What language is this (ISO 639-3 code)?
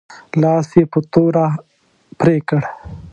pus